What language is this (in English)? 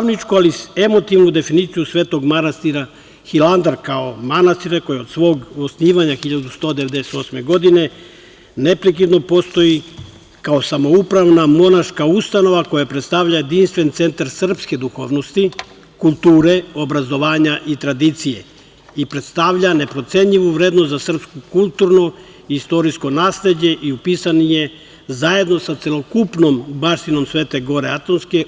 Serbian